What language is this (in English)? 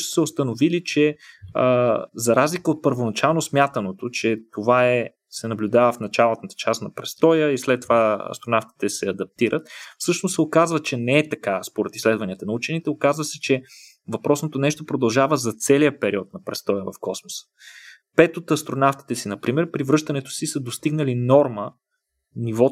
Bulgarian